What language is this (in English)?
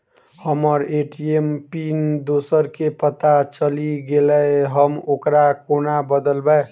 Maithili